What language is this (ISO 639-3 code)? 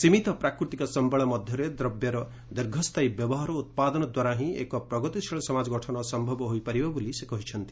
ori